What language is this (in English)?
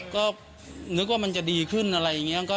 Thai